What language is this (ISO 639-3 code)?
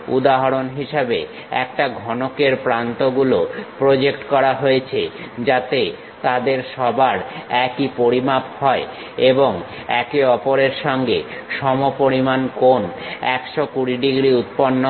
ben